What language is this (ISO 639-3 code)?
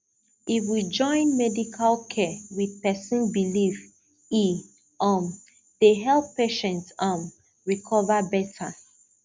pcm